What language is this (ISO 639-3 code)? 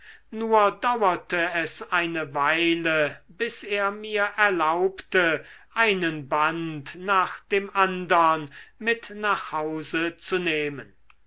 deu